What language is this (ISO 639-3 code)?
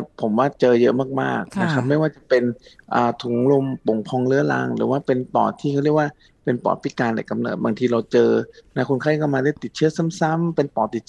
tha